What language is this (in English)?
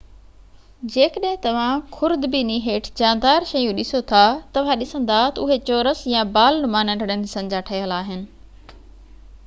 Sindhi